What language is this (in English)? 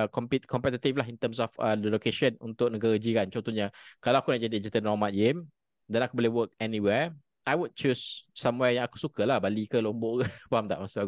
Malay